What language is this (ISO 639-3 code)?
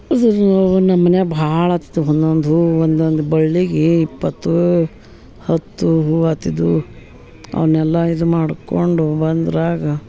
kan